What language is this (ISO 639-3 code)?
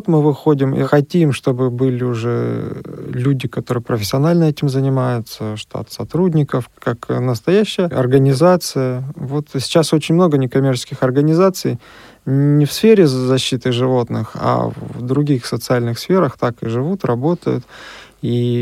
rus